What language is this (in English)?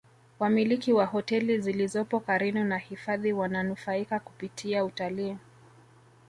Swahili